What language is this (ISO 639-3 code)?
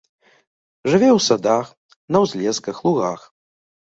bel